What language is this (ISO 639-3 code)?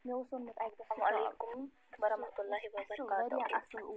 kas